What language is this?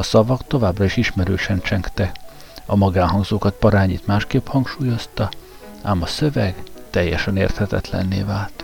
Hungarian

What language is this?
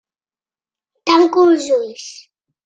Catalan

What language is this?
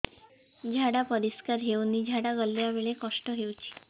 Odia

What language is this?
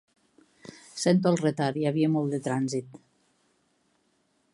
Catalan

